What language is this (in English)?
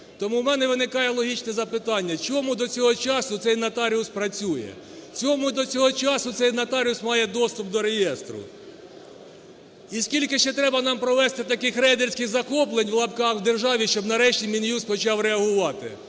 Ukrainian